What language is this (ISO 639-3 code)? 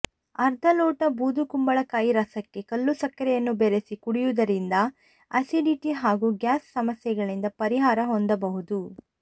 kan